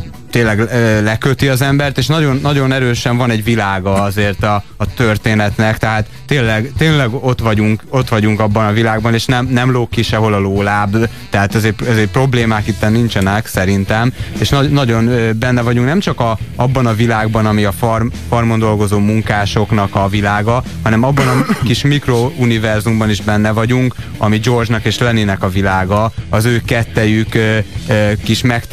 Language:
Hungarian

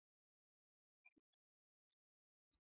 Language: Igbo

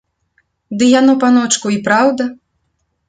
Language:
Belarusian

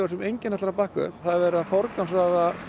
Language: Icelandic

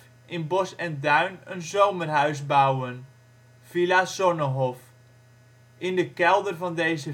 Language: Dutch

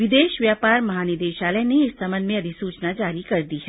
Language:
Hindi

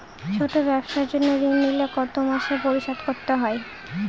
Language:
Bangla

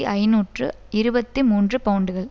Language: Tamil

